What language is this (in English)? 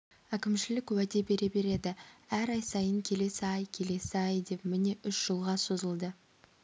Kazakh